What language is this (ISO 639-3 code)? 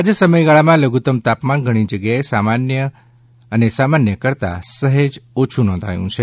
guj